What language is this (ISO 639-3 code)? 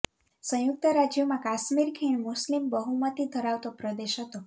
guj